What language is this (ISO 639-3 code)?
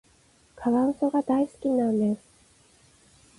jpn